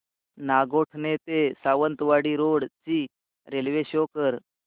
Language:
Marathi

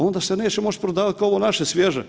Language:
Croatian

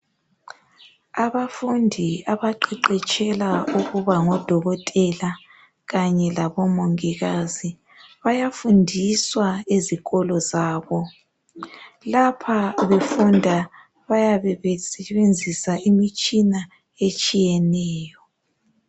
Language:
North Ndebele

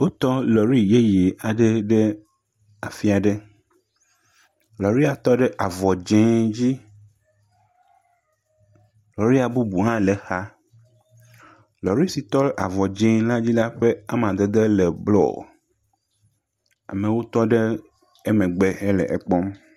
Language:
Ewe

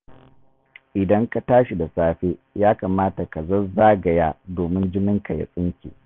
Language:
Hausa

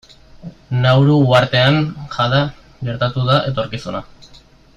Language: Basque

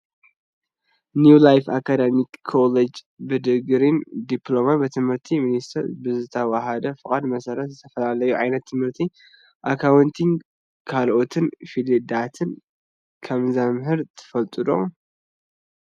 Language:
Tigrinya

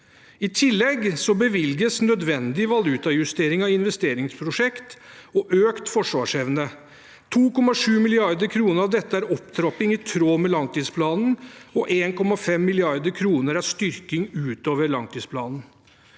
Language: Norwegian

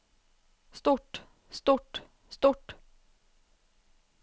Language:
Norwegian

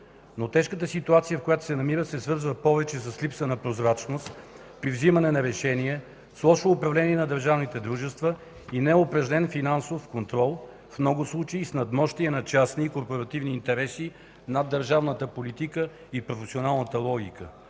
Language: Bulgarian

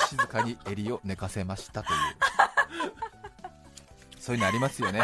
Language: Japanese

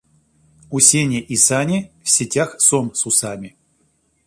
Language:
Russian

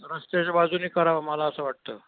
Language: Marathi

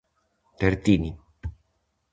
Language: Galician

